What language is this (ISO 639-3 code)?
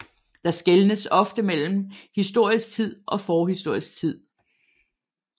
dan